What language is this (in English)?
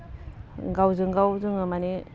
Bodo